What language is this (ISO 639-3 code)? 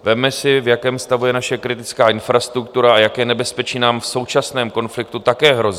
ces